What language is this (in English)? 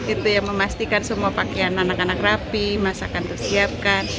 Indonesian